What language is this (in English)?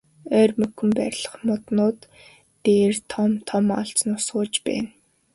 Mongolian